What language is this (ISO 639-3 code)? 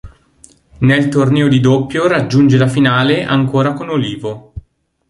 ita